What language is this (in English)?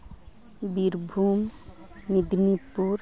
Santali